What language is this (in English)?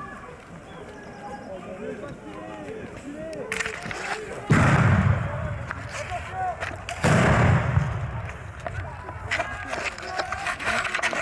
French